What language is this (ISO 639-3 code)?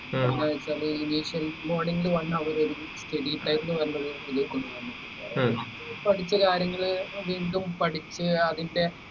mal